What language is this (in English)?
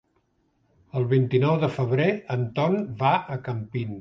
Catalan